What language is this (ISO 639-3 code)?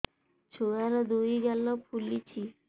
ori